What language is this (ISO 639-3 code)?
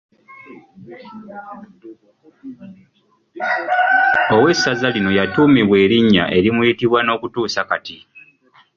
lug